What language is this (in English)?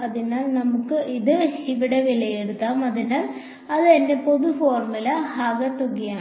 Malayalam